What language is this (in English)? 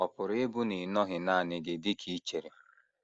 Igbo